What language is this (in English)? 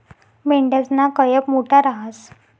Marathi